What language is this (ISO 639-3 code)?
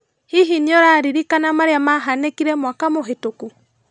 kik